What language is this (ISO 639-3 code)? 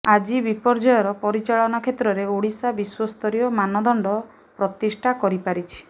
ori